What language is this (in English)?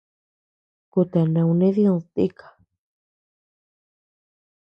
Tepeuxila Cuicatec